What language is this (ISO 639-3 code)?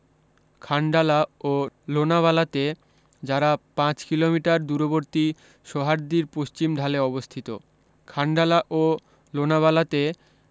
ben